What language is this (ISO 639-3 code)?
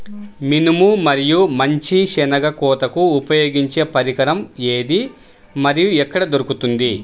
tel